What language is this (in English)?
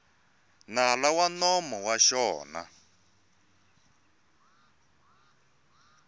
Tsonga